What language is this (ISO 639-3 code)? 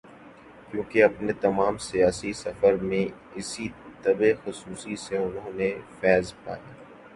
urd